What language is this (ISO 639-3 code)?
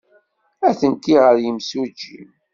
kab